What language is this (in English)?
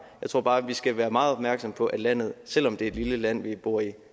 Danish